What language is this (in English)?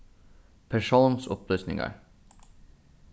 Faroese